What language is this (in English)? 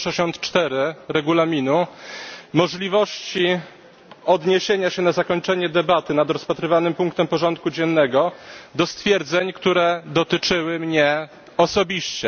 Polish